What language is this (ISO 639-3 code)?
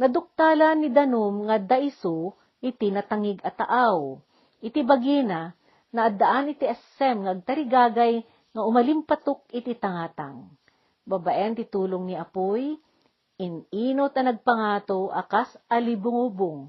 fil